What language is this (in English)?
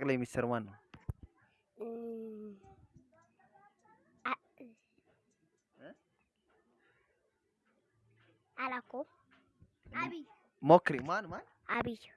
Amharic